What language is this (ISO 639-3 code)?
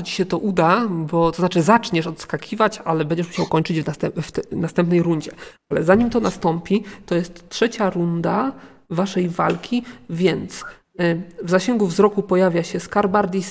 pol